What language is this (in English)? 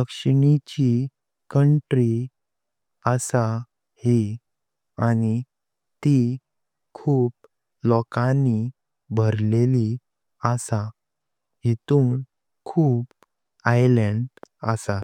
Konkani